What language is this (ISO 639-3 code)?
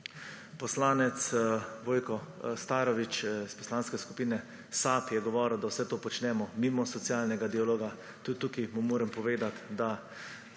slv